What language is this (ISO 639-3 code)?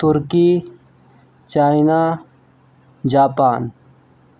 urd